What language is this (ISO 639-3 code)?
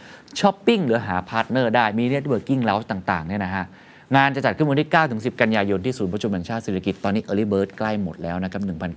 tha